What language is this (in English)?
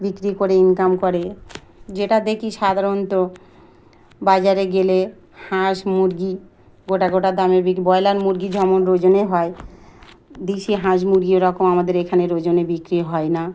Bangla